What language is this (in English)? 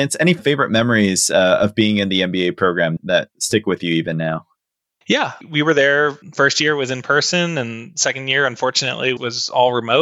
English